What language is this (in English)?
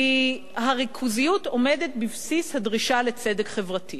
Hebrew